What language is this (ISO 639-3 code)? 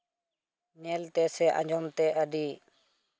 sat